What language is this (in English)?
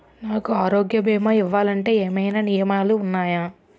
Telugu